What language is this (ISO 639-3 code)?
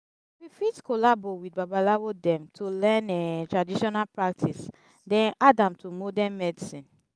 pcm